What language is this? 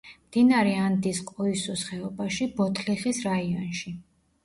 Georgian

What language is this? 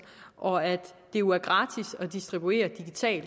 Danish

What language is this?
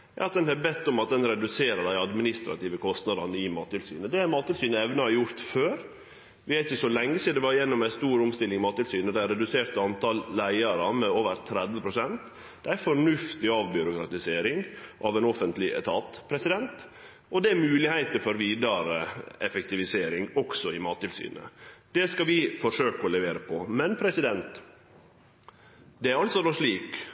Norwegian Nynorsk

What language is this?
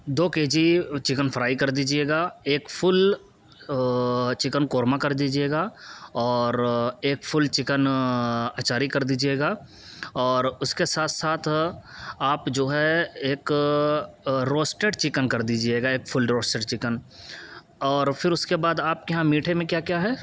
Urdu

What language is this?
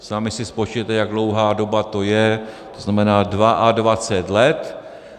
Czech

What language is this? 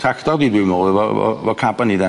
Welsh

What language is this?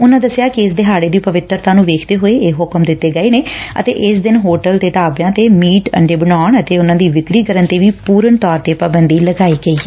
Punjabi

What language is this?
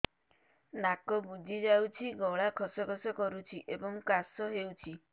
Odia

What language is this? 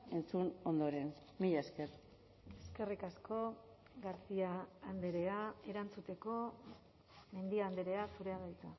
Basque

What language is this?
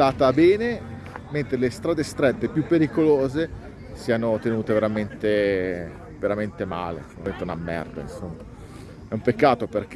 Italian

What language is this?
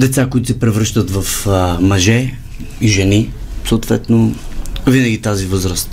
Bulgarian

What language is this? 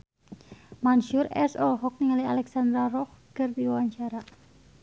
Sundanese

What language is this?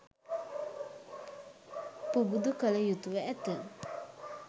Sinhala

